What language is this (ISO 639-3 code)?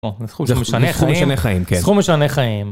heb